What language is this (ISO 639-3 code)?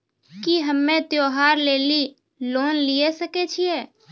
mai